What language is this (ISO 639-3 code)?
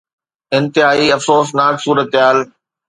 snd